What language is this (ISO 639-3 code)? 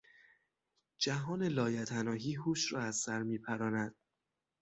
fas